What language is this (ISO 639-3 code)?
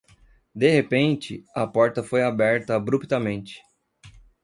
por